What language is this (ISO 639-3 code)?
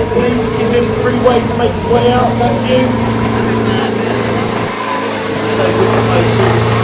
eng